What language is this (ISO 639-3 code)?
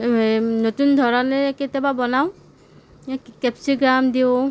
asm